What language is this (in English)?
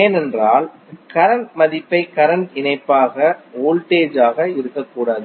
Tamil